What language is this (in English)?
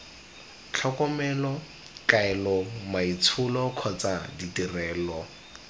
Tswana